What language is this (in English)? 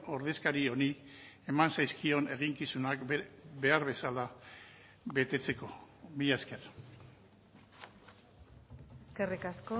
Basque